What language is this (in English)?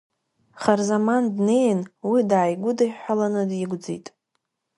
Abkhazian